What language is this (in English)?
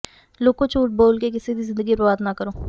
Punjabi